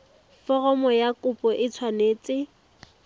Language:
Tswana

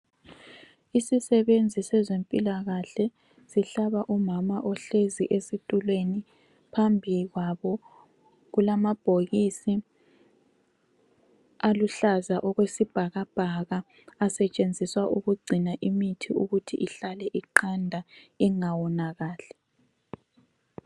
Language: North Ndebele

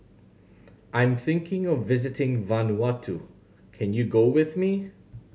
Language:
English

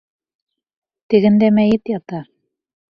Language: Bashkir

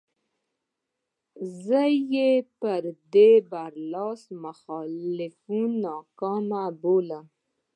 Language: Pashto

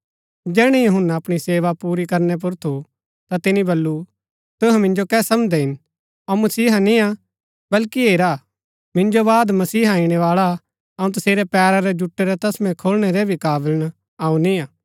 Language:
Gaddi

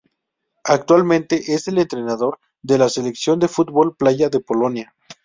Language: Spanish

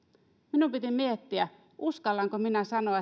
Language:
Finnish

